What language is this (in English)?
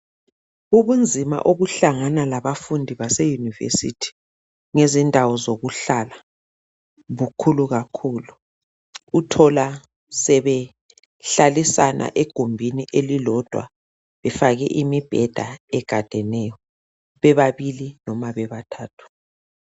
North Ndebele